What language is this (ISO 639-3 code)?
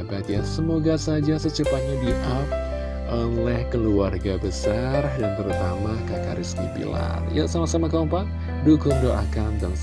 ind